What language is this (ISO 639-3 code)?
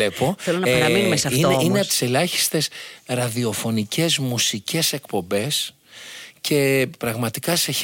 ell